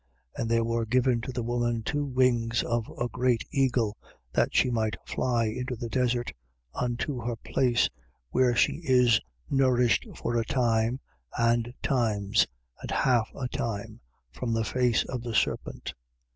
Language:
English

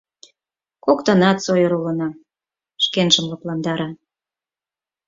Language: Mari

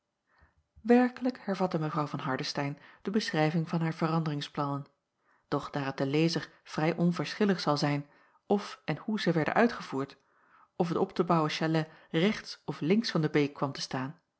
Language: Dutch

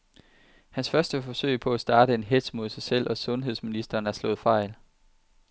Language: Danish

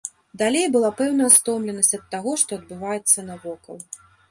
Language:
Belarusian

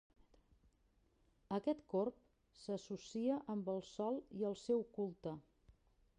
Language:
Catalan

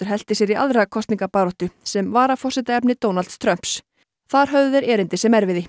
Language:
Icelandic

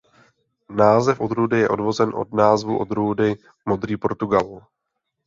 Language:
Czech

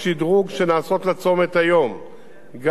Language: Hebrew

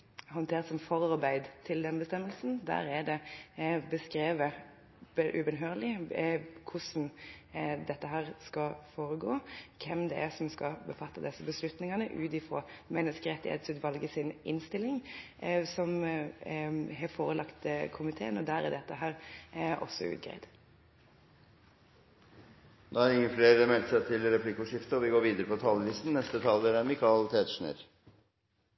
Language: Norwegian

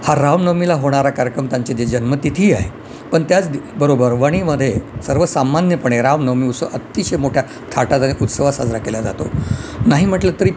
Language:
Marathi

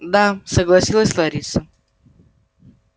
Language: Russian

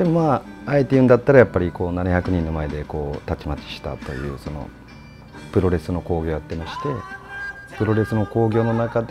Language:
Japanese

